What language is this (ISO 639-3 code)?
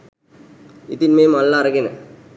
sin